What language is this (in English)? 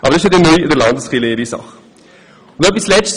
Swiss German